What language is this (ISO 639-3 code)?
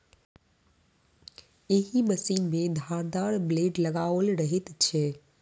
mai